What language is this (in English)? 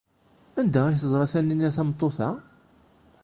Kabyle